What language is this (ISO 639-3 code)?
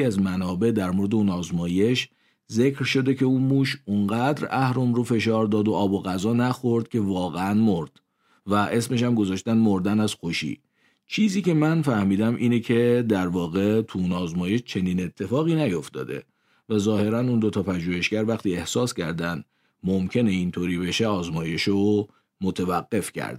fas